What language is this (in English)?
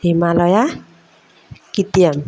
Assamese